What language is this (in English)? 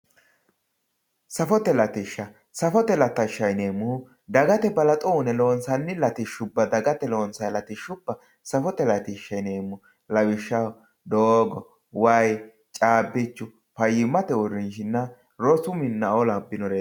Sidamo